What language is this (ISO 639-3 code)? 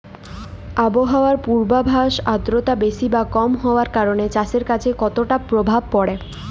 ben